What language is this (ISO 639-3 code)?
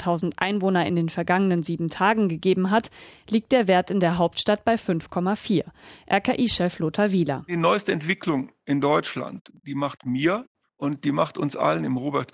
deu